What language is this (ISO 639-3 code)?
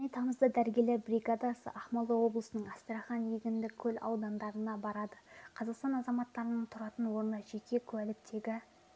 kaz